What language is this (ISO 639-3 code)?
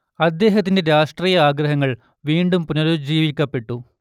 mal